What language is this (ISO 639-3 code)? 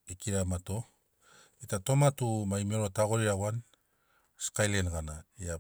snc